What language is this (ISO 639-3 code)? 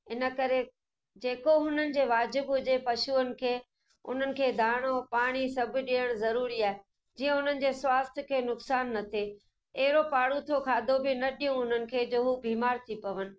snd